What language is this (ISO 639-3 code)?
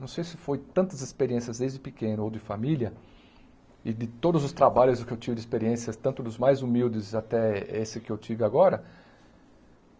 por